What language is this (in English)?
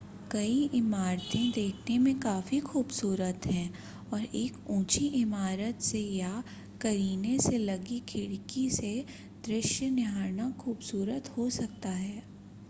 Hindi